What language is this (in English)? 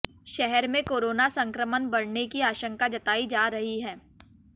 Hindi